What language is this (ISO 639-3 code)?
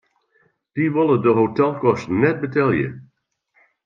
fry